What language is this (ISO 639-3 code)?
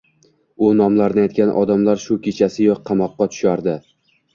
uzb